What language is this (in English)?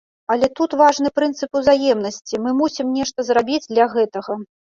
Belarusian